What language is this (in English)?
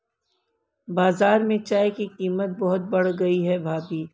Hindi